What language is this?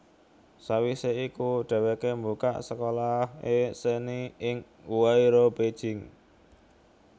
Javanese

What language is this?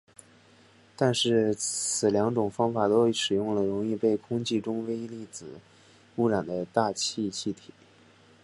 Chinese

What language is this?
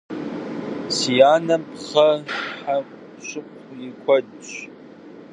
Kabardian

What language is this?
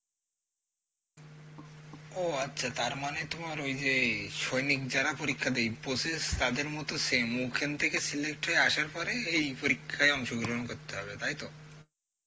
Bangla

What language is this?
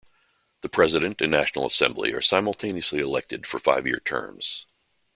English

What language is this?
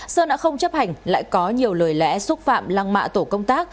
Vietnamese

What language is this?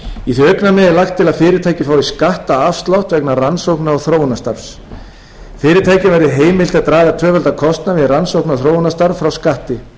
Icelandic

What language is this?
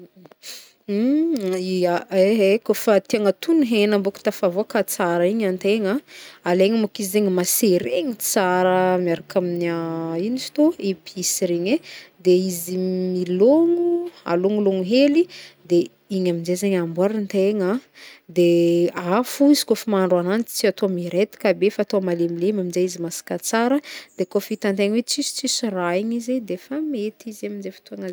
Northern Betsimisaraka Malagasy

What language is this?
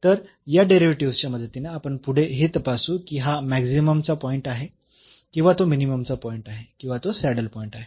Marathi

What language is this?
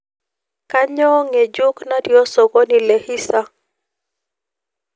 Masai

